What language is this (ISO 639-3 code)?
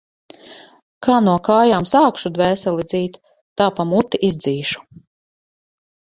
lav